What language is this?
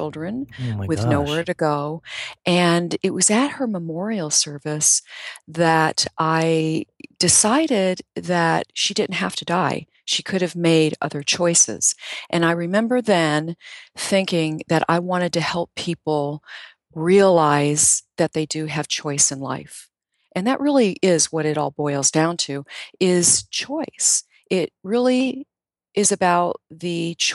English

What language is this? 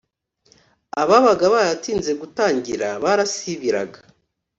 Kinyarwanda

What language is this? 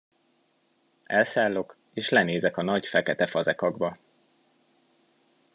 Hungarian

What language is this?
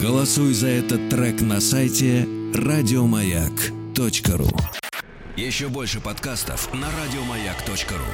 Russian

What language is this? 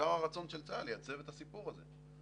Hebrew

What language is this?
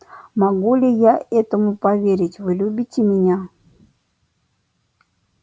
Russian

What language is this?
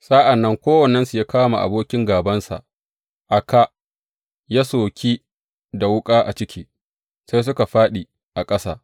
Hausa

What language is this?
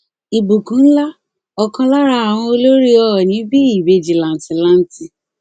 Yoruba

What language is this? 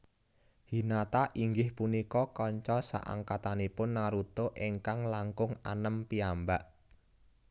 Javanese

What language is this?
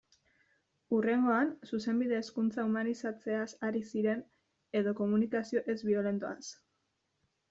Basque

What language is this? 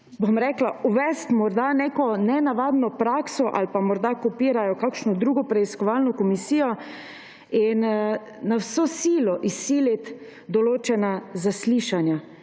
Slovenian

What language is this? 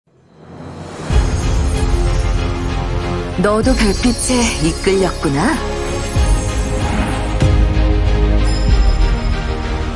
Korean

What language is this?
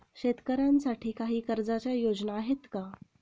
Marathi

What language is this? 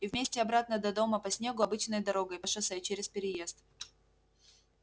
Russian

